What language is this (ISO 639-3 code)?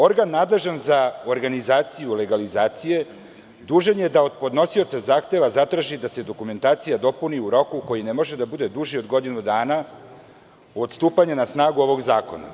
srp